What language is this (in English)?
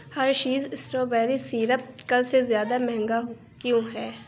Urdu